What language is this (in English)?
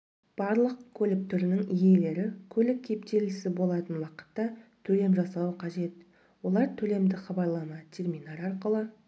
Kazakh